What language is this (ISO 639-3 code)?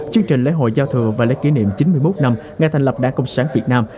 vie